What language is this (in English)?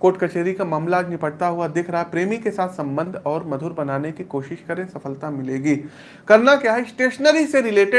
Hindi